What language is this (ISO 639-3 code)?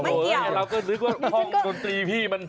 tha